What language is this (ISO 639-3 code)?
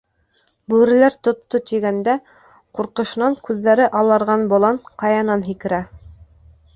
bak